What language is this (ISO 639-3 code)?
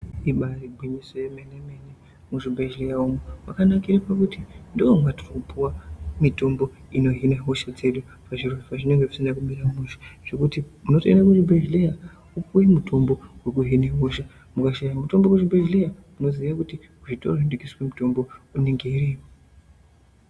ndc